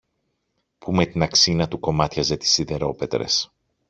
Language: Greek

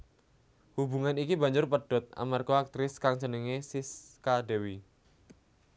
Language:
Javanese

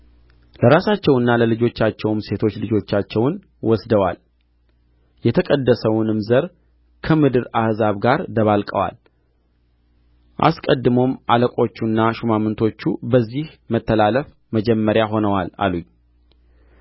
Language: Amharic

